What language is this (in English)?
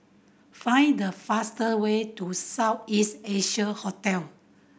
English